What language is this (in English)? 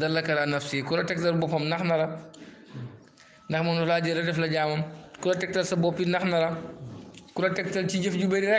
Indonesian